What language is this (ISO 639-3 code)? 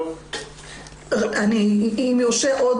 heb